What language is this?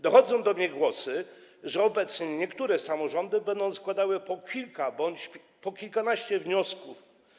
Polish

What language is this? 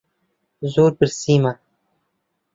Central Kurdish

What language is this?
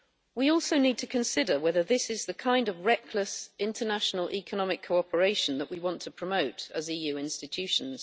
English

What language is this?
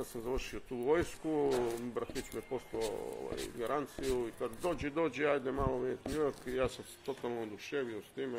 Croatian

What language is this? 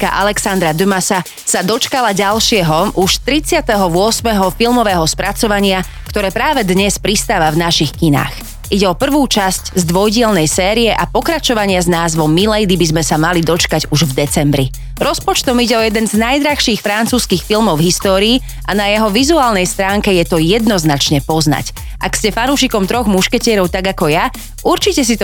Slovak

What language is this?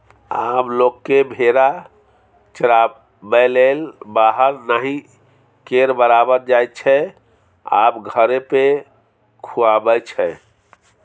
Maithili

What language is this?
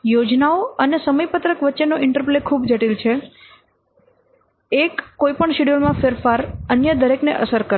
Gujarati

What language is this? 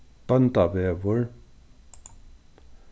Faroese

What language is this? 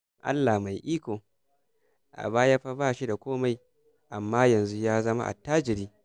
Hausa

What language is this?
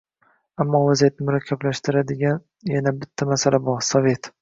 Uzbek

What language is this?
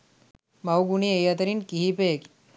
Sinhala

